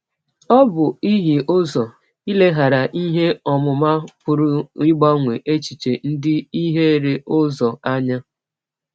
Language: Igbo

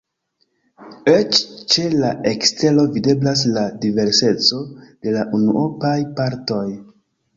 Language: Esperanto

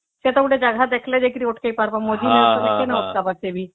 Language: Odia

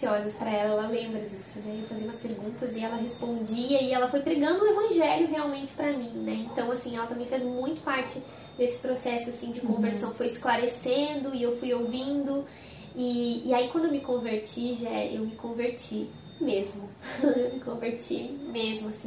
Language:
Portuguese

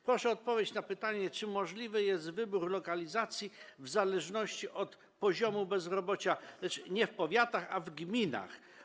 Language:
Polish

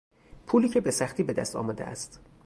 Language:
Persian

